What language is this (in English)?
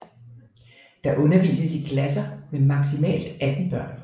Danish